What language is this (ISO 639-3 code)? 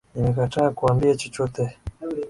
swa